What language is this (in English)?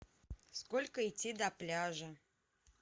Russian